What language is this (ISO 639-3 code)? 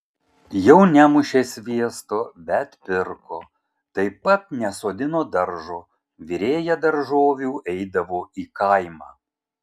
lit